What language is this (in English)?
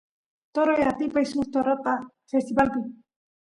Santiago del Estero Quichua